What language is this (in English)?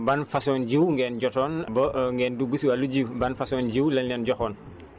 Wolof